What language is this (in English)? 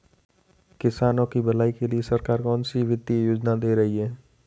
Hindi